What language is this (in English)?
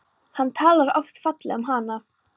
Icelandic